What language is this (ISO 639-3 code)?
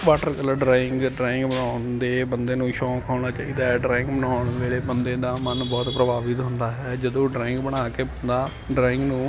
pan